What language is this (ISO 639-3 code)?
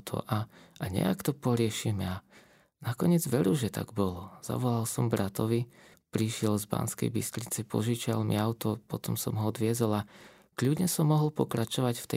slk